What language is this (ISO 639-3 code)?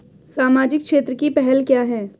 hin